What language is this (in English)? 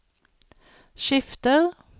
Norwegian